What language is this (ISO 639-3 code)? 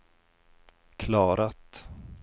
swe